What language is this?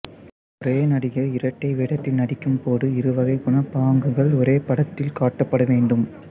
Tamil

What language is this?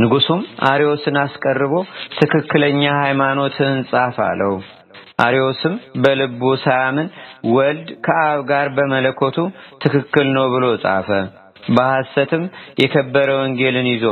Turkish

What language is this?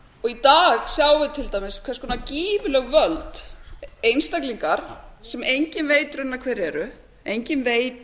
Icelandic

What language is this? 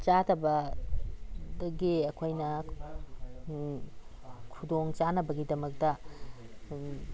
Manipuri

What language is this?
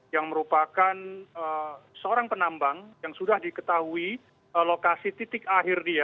Indonesian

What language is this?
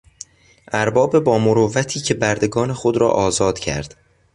Persian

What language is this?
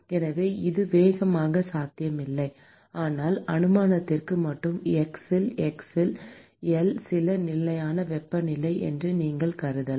Tamil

